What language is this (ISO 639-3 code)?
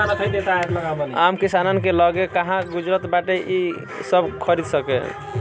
bho